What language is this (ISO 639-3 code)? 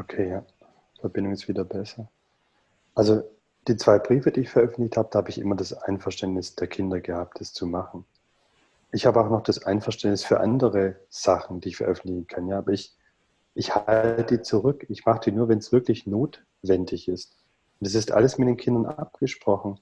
deu